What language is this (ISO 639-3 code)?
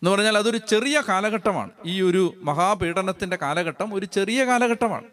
mal